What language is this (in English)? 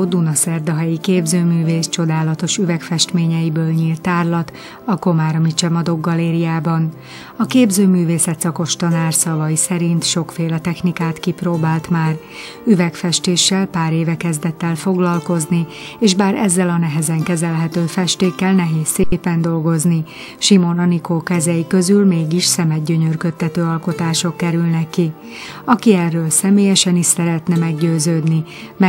Hungarian